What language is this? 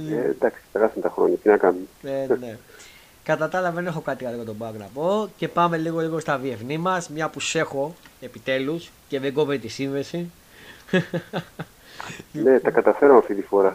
Greek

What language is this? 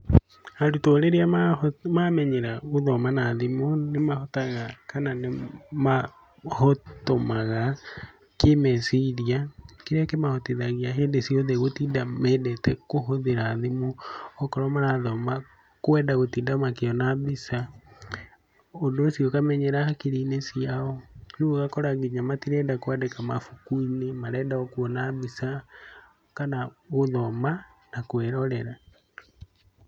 Kikuyu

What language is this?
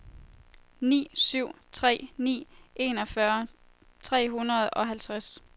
Danish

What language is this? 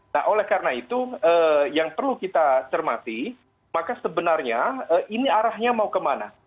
Indonesian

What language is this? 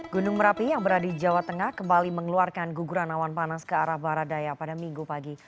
Indonesian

